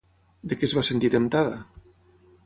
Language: Catalan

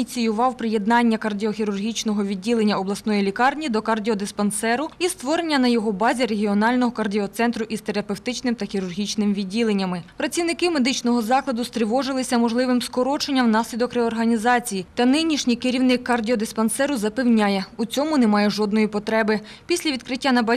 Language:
Ukrainian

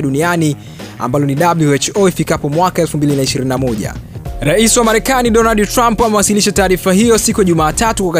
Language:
Swahili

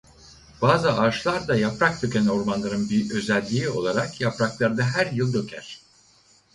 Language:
Turkish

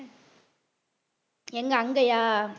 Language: Tamil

